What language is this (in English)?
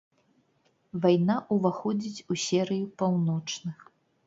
Belarusian